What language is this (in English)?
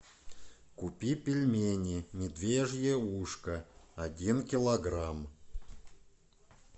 Russian